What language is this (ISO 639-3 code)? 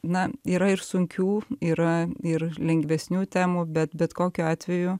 lit